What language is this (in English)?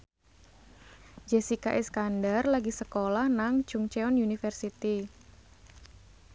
Javanese